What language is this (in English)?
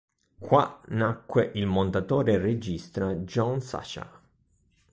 Italian